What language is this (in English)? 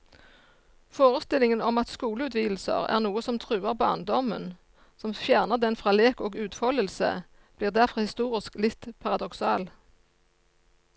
Norwegian